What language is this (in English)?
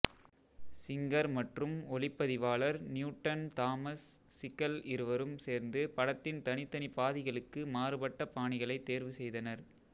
Tamil